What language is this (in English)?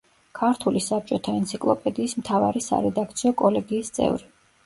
Georgian